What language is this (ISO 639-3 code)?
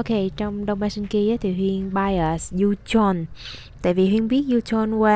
vie